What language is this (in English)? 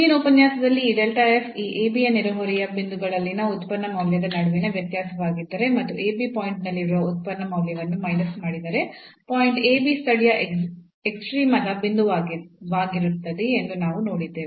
Kannada